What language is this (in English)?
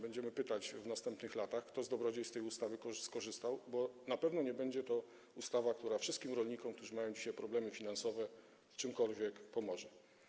Polish